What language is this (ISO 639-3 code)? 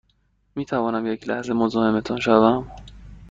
fas